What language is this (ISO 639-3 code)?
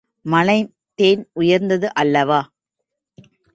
tam